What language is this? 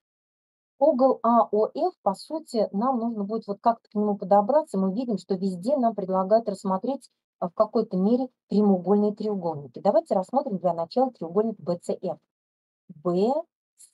Russian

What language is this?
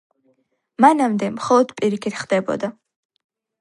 Georgian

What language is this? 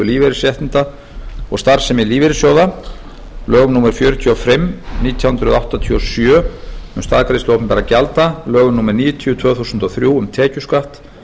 Icelandic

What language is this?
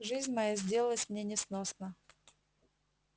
Russian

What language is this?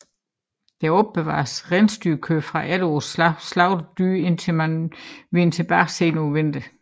Danish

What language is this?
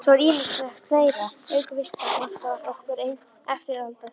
Icelandic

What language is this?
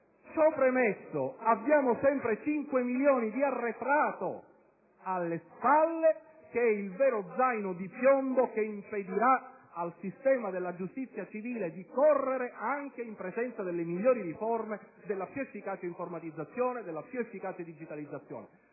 Italian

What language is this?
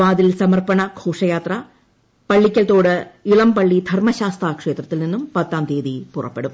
Malayalam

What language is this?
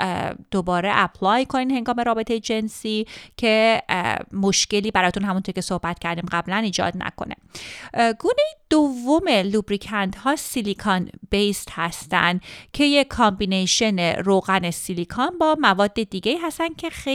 Persian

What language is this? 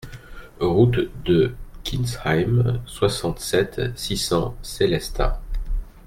French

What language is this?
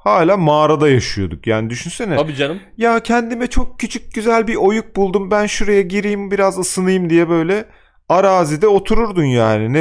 Turkish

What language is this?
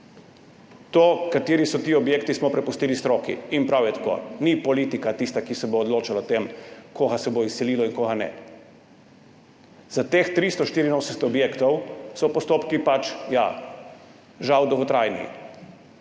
Slovenian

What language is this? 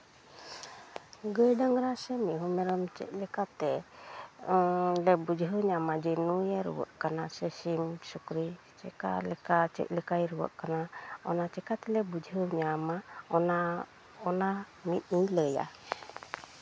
Santali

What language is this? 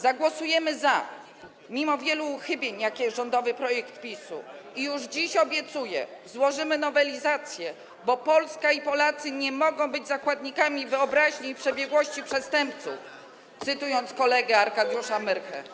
Polish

